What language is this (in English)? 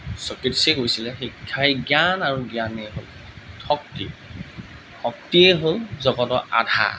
Assamese